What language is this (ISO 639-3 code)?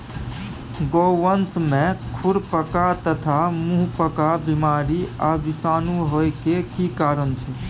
mai